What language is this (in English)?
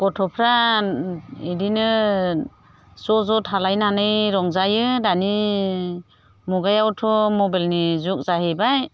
Bodo